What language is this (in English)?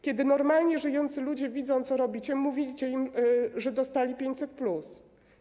Polish